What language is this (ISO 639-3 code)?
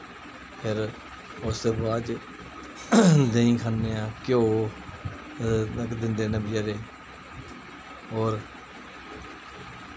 doi